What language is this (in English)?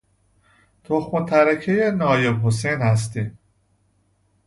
Persian